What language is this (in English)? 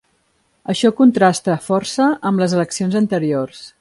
Catalan